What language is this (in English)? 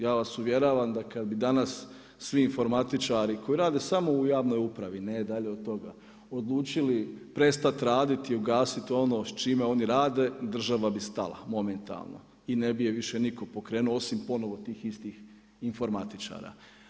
Croatian